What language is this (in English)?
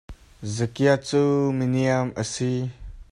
Hakha Chin